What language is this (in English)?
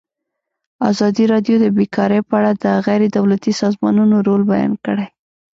Pashto